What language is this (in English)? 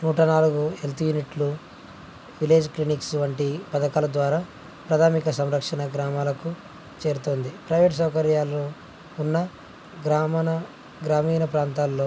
Telugu